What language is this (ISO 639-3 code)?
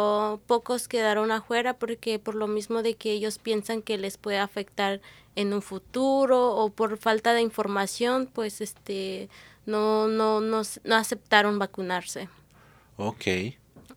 spa